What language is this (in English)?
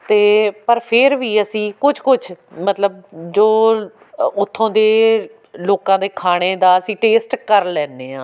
Punjabi